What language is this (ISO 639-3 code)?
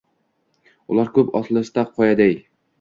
uzb